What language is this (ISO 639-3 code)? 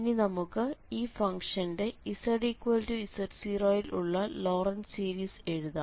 mal